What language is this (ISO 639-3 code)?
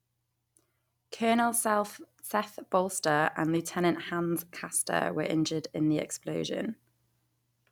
eng